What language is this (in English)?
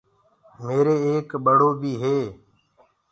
Gurgula